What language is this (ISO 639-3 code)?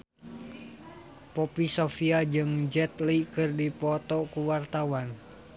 sun